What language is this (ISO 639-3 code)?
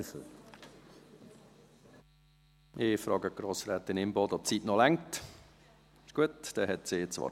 gsw